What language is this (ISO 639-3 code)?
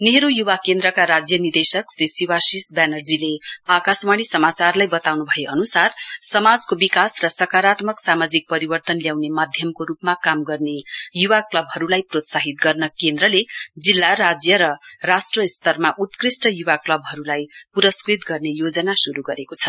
nep